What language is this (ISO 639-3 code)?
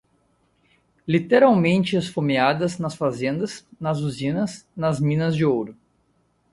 por